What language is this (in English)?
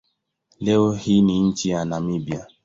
Swahili